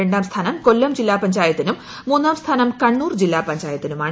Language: Malayalam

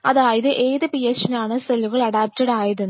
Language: Malayalam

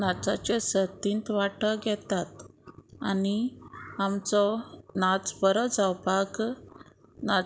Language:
Konkani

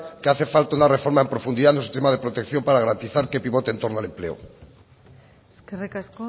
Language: Spanish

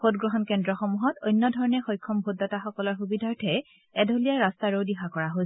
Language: Assamese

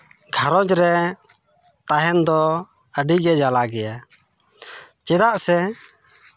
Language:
Santali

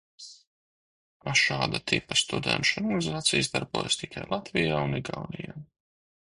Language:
Latvian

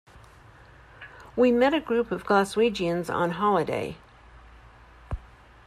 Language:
English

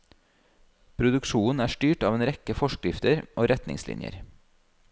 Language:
Norwegian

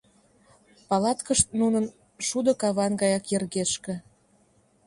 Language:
Mari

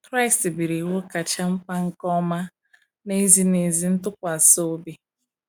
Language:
Igbo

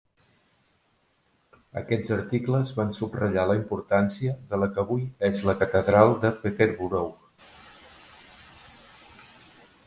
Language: Catalan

